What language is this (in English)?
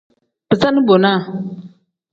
Tem